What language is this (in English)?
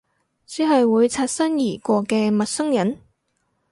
Cantonese